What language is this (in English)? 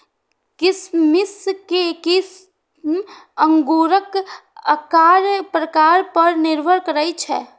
Maithili